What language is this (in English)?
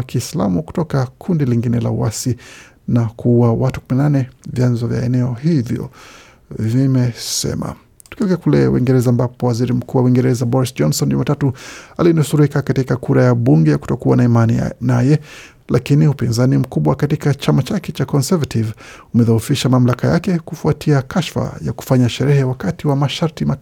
Swahili